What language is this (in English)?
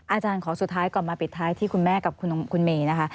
Thai